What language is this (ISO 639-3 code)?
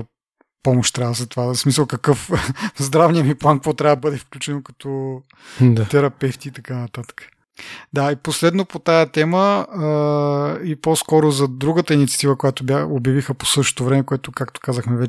bul